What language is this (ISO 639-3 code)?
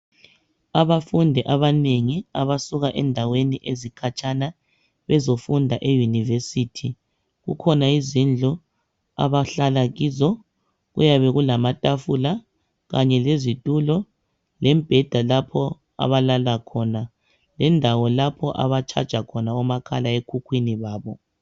nde